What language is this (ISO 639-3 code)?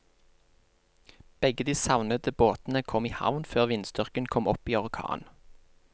nor